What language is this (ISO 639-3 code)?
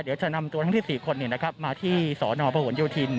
tha